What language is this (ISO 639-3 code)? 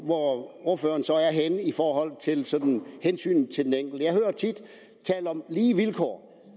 dan